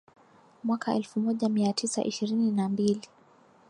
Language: Swahili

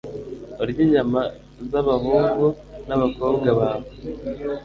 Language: Kinyarwanda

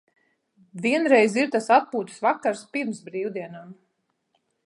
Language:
Latvian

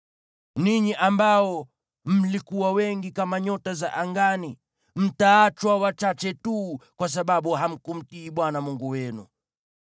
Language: Swahili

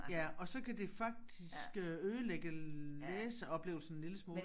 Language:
Danish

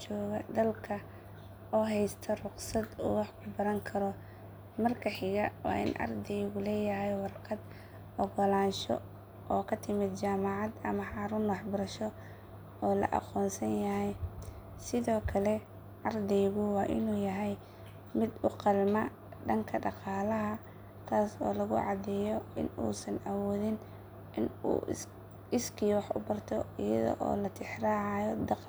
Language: Somali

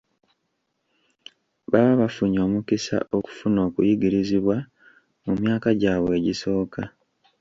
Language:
Ganda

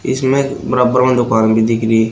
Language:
Hindi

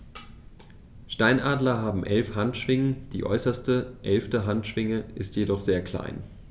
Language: German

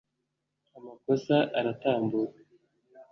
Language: Kinyarwanda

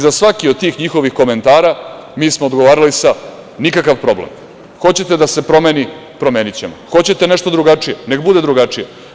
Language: Serbian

